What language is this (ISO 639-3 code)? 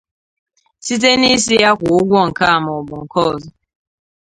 ibo